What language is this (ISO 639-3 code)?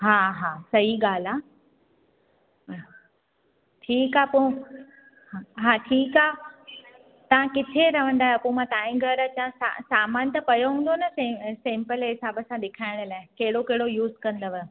snd